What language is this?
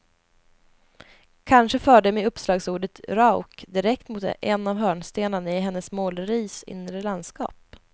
Swedish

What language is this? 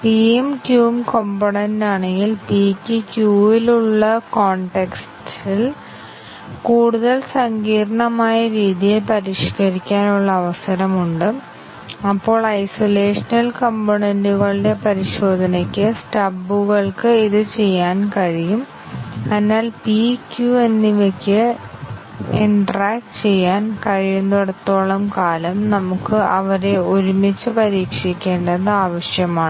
Malayalam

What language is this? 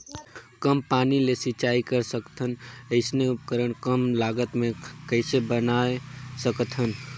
Chhattisgarhi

